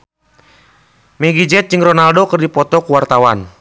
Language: Sundanese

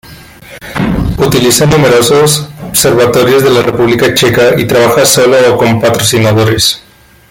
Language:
Spanish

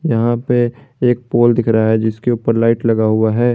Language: Hindi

